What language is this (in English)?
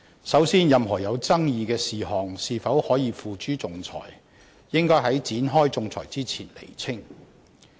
Cantonese